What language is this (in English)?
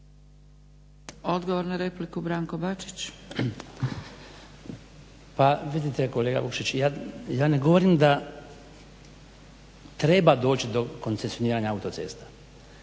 Croatian